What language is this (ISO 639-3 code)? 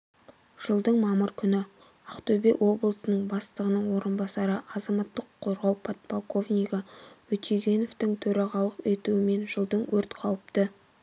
kaz